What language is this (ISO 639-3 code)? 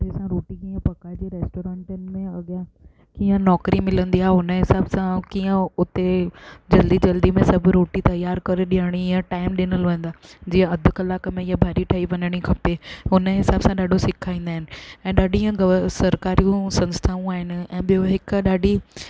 snd